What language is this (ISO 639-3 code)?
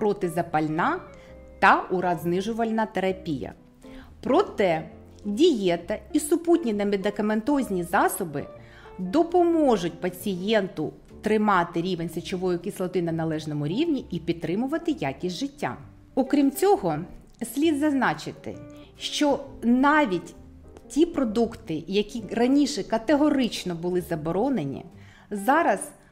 ukr